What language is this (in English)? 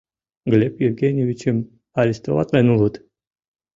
Mari